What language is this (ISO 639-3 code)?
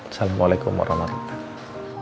ind